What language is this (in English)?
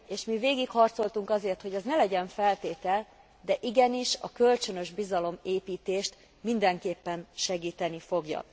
Hungarian